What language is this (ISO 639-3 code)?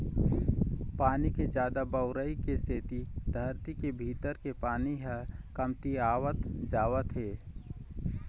hne